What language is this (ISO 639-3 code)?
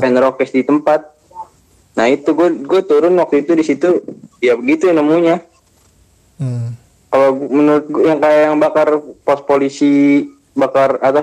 ind